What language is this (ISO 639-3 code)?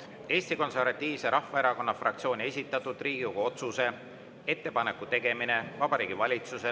est